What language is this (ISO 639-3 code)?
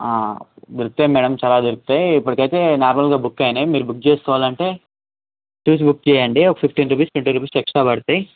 tel